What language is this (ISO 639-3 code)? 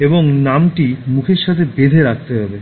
ben